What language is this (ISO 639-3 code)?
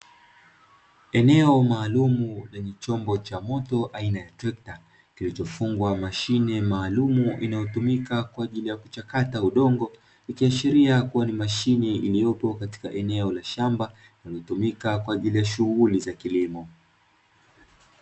swa